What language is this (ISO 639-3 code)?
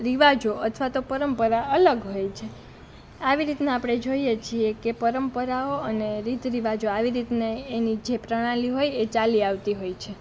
guj